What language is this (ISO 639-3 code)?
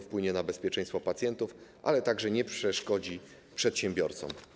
pol